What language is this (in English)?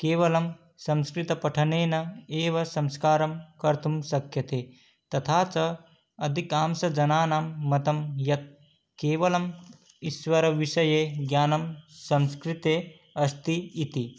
Sanskrit